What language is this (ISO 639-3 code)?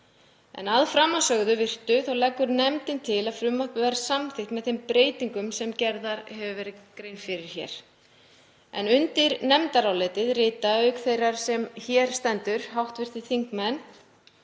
isl